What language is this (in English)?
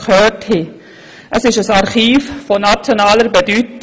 Swiss German